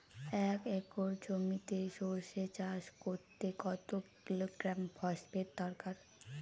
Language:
Bangla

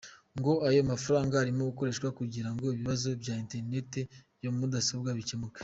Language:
Kinyarwanda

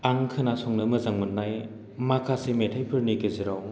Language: Bodo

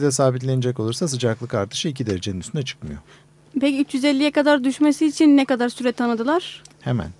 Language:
Turkish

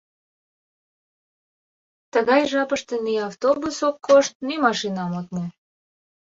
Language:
Mari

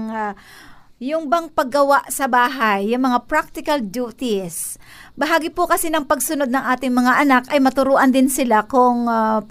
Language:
Filipino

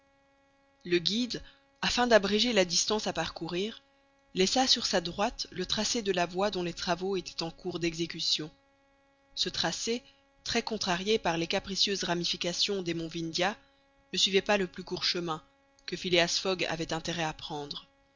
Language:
French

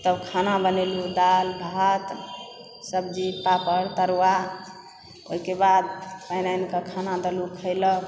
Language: Maithili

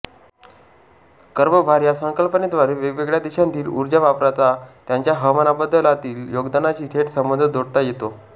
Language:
Marathi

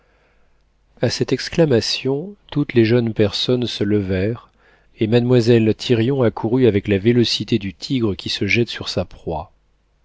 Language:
French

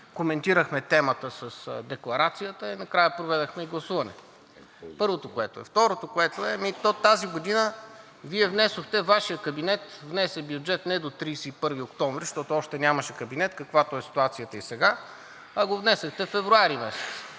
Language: Bulgarian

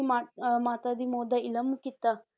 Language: Punjabi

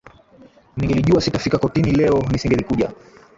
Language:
Swahili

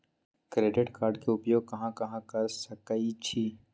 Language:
Magahi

